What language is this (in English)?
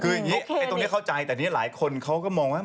Thai